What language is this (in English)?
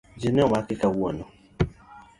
Luo (Kenya and Tanzania)